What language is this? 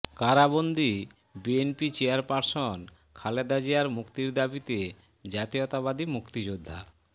Bangla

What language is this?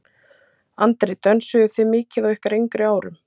Icelandic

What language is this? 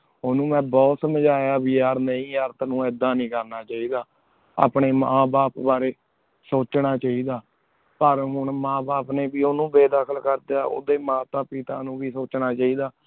Punjabi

